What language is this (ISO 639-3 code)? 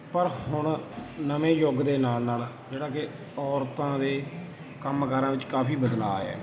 pan